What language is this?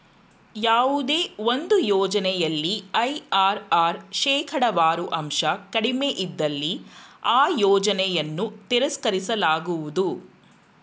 Kannada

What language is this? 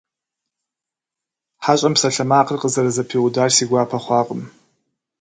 Kabardian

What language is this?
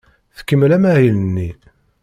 Kabyle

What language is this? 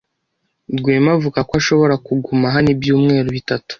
Kinyarwanda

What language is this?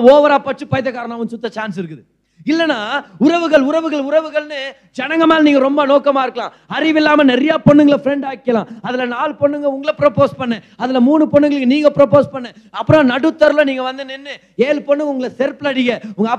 Tamil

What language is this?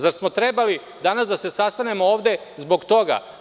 Serbian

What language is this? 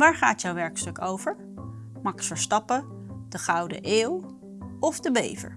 Dutch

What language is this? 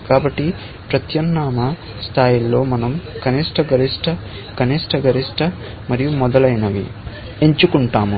Telugu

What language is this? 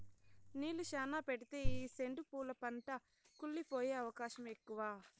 Telugu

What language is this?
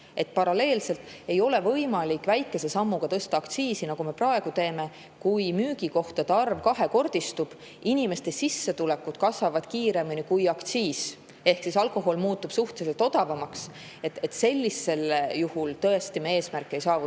Estonian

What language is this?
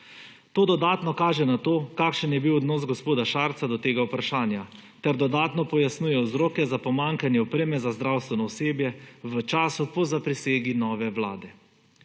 Slovenian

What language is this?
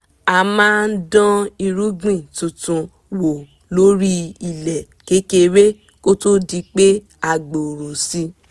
Yoruba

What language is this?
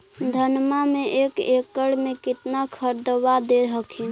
Magahi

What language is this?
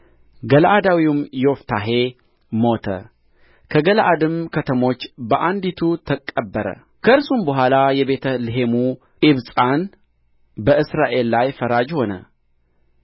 Amharic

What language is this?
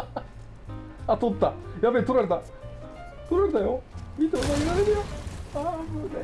Japanese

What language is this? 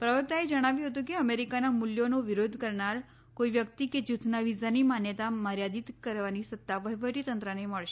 Gujarati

